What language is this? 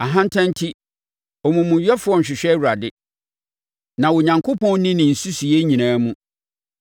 Akan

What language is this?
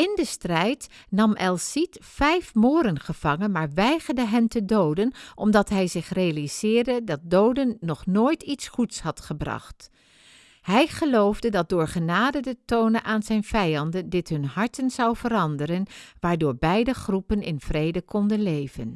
Dutch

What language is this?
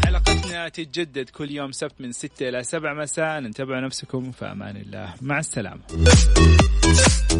Arabic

